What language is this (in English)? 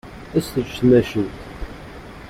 Kabyle